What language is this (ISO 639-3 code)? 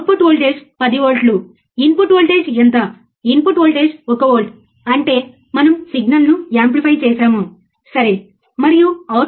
tel